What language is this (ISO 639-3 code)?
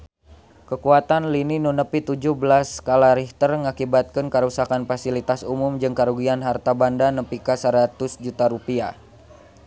sun